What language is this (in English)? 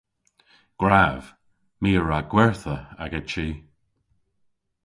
Cornish